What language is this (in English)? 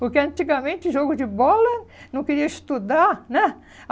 Portuguese